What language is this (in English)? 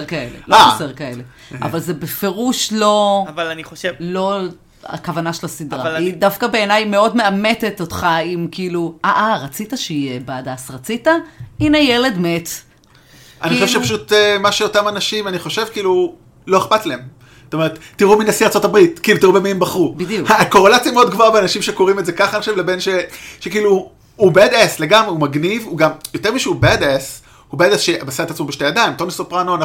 Hebrew